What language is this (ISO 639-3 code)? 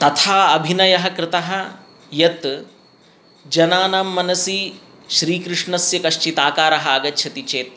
san